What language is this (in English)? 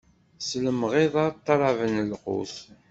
Kabyle